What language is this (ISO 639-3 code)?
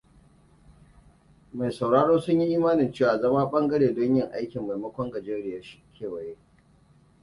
hau